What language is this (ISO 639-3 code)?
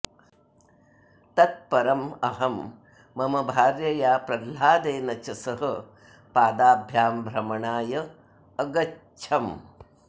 san